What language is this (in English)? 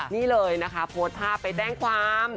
Thai